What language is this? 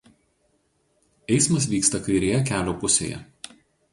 Lithuanian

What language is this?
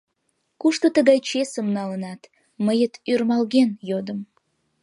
Mari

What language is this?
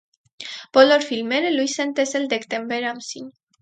Armenian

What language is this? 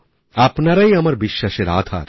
Bangla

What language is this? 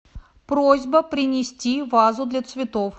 Russian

